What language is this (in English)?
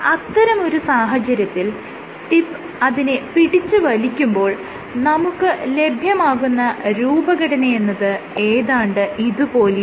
Malayalam